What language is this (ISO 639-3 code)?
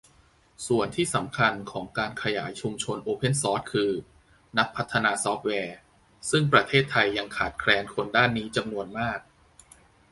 tha